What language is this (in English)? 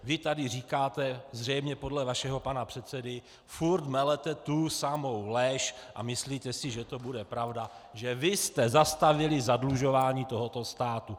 Czech